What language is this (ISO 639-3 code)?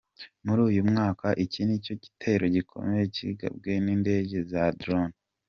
kin